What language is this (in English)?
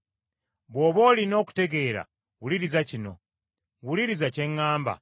Ganda